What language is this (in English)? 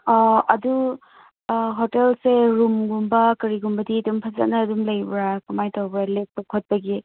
Manipuri